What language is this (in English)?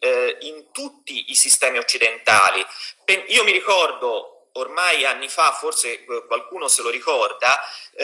Italian